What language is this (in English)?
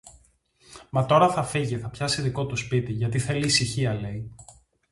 Greek